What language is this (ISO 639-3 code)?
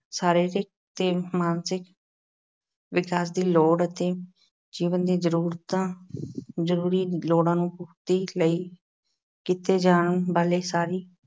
pan